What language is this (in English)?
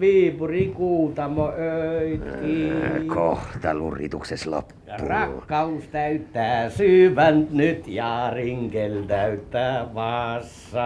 Finnish